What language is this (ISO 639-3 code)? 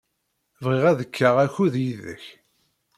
kab